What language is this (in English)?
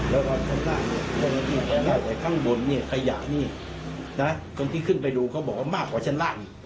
Thai